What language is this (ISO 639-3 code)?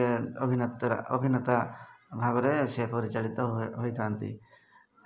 ori